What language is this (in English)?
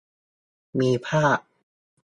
Thai